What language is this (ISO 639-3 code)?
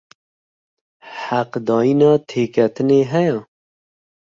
kur